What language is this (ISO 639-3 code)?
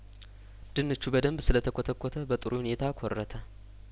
amh